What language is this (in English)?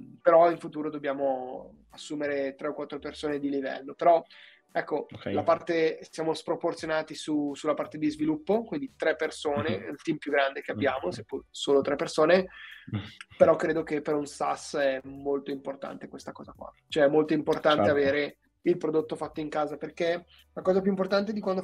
Italian